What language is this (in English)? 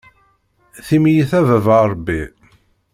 Kabyle